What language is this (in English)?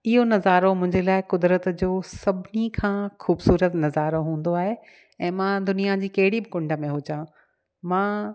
Sindhi